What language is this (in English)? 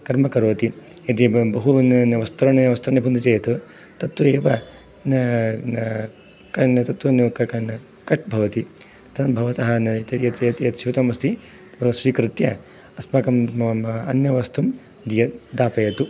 Sanskrit